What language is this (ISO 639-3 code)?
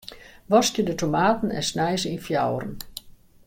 fry